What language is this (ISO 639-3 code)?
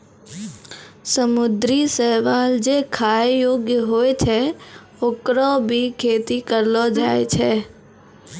mai